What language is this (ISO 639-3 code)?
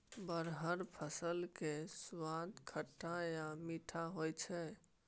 mai